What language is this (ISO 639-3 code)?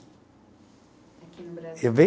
por